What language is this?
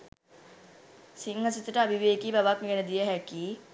Sinhala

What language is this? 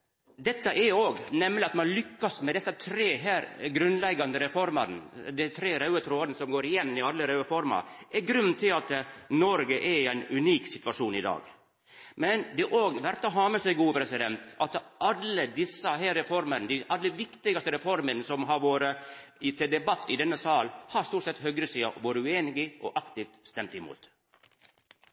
Norwegian Nynorsk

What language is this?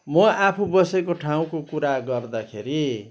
Nepali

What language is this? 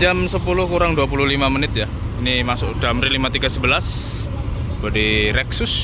Indonesian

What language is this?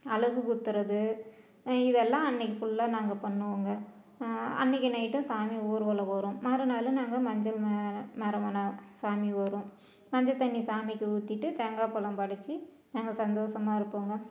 Tamil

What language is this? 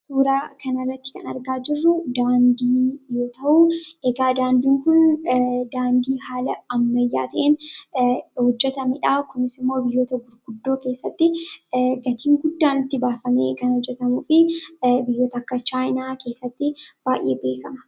Oromo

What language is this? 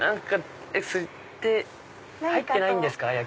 Japanese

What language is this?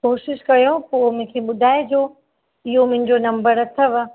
Sindhi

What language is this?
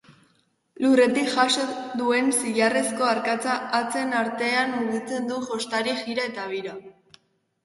Basque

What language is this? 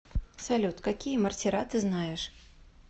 Russian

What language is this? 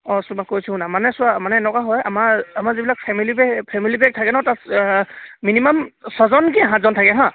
Assamese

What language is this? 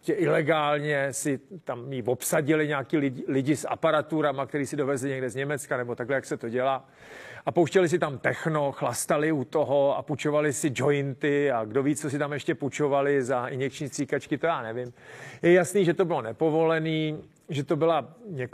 Czech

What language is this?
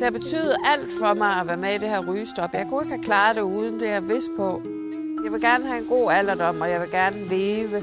Danish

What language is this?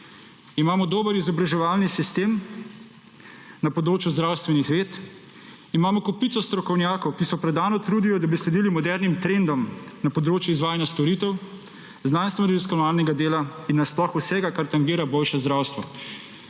Slovenian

